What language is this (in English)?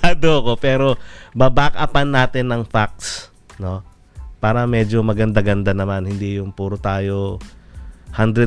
Filipino